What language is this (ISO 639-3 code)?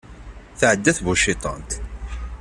kab